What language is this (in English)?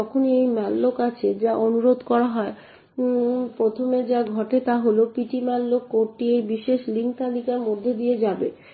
Bangla